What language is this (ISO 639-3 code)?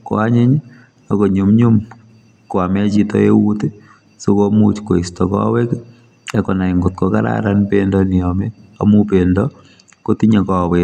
kln